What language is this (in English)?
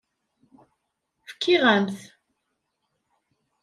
Kabyle